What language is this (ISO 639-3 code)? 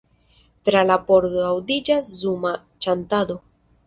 epo